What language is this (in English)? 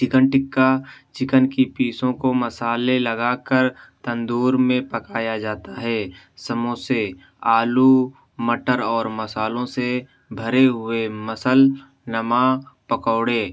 Urdu